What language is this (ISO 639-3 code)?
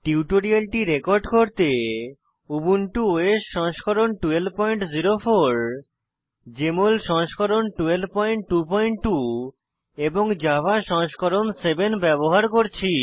ben